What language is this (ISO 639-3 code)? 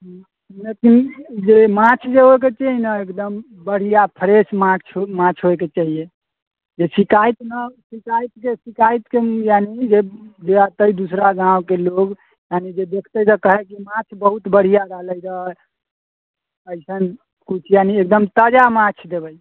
mai